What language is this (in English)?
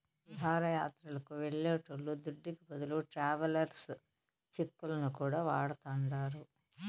Telugu